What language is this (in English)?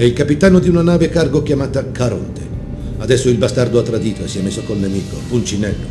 Italian